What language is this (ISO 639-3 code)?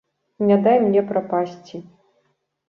bel